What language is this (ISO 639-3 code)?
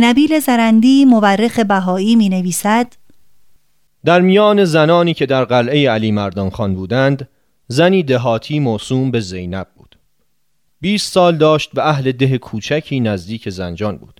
fas